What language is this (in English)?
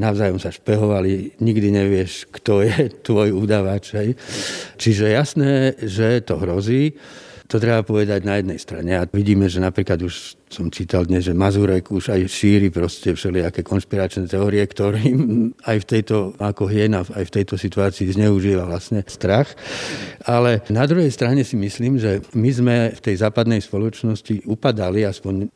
Slovak